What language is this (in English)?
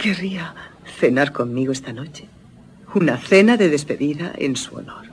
Spanish